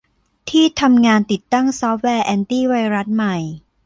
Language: Thai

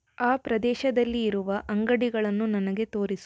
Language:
Kannada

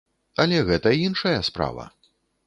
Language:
Belarusian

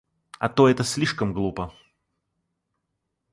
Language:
Russian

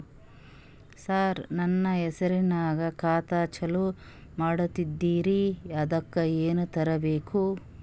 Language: Kannada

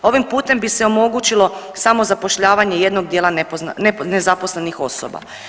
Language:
Croatian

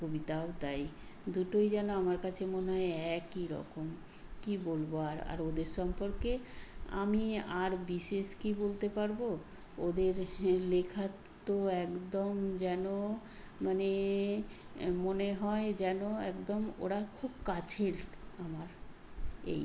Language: Bangla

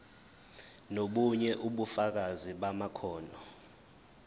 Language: Zulu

